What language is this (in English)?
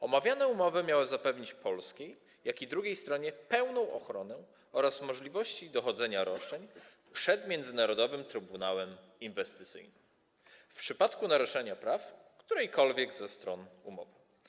Polish